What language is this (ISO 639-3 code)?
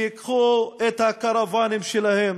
heb